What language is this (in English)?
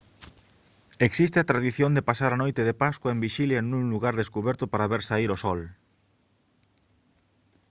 Galician